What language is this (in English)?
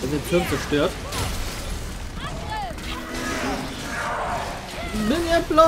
German